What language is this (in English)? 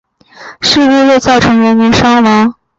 Chinese